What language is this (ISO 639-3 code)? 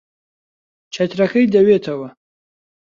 ckb